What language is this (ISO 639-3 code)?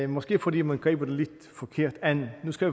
dan